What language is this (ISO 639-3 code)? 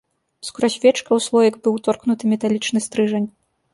bel